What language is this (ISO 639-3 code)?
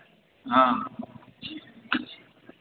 mai